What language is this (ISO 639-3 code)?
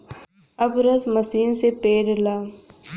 bho